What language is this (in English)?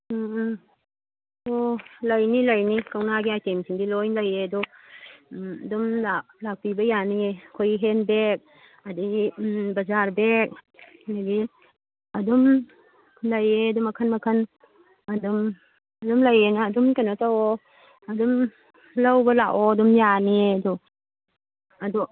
Manipuri